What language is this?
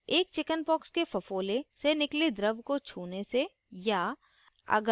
Hindi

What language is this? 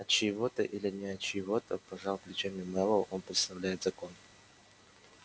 Russian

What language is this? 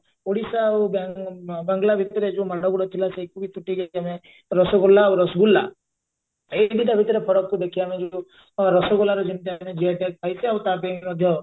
Odia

